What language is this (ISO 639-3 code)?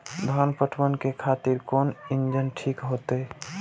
mai